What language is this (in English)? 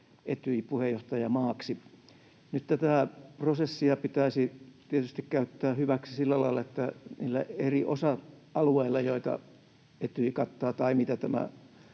Finnish